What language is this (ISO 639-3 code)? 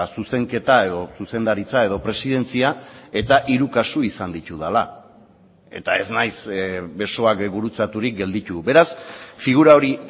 eus